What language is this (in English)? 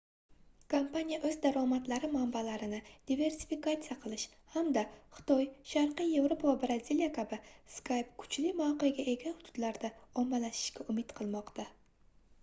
Uzbek